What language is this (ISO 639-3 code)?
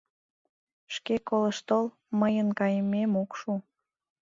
chm